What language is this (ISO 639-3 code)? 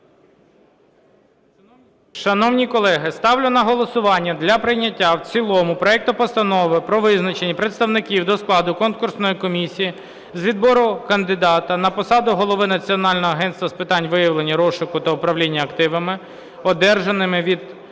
ukr